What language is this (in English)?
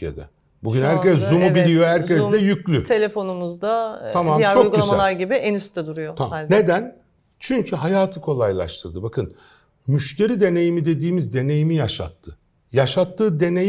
Turkish